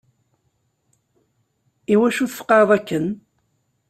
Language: Kabyle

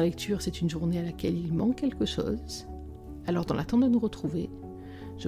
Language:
French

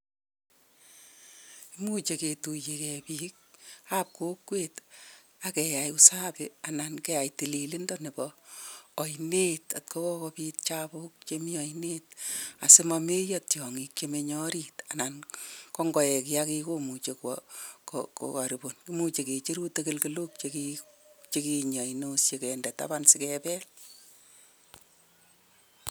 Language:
Kalenjin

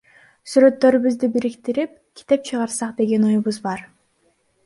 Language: Kyrgyz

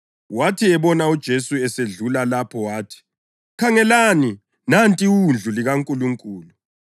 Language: North Ndebele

